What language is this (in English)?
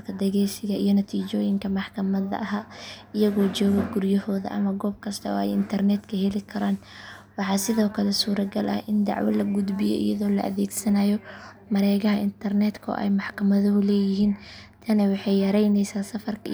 Somali